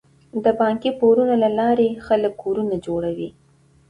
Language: Pashto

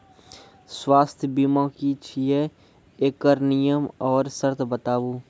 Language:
Maithili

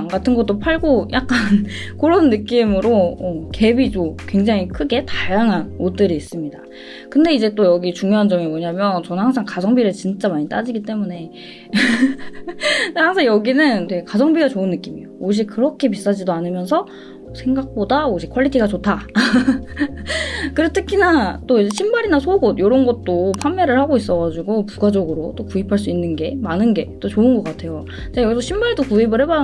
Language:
Korean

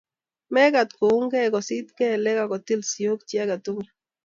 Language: Kalenjin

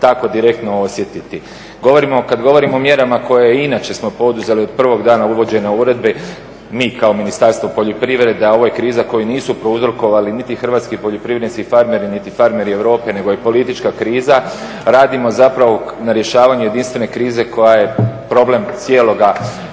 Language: Croatian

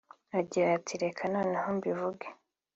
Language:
Kinyarwanda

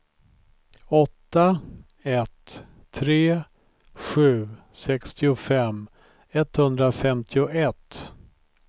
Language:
Swedish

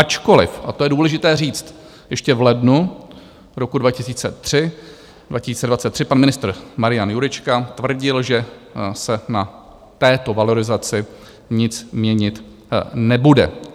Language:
Czech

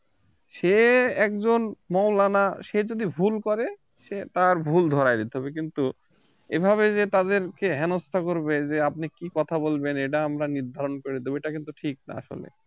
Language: Bangla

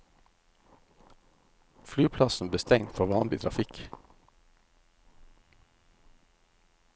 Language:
Norwegian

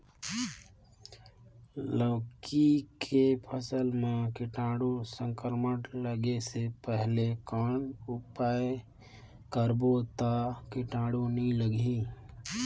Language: Chhattisgarhi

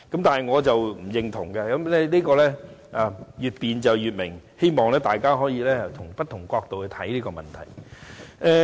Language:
Cantonese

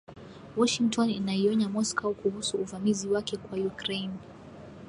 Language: Swahili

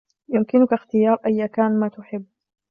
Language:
Arabic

